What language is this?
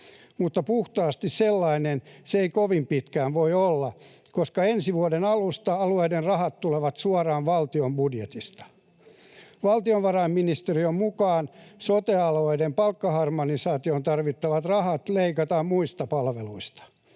Finnish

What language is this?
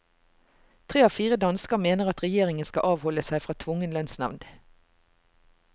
Norwegian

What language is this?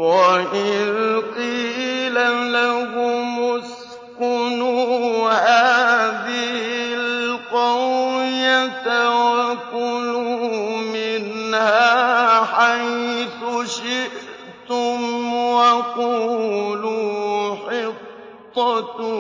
Arabic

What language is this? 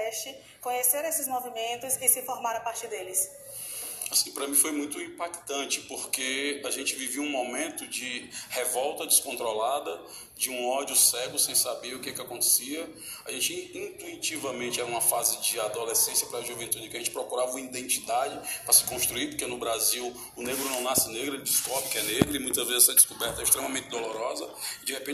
Portuguese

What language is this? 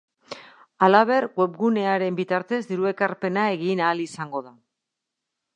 Basque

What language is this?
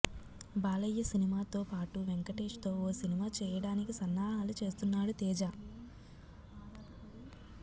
Telugu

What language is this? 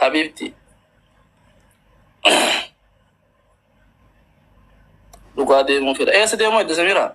Arabic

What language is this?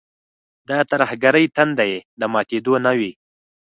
Pashto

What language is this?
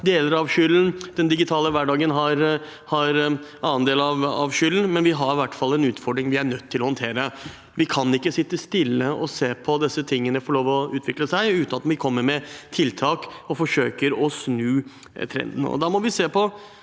Norwegian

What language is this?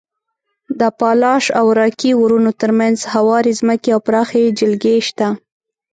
Pashto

